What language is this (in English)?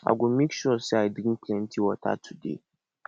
Nigerian Pidgin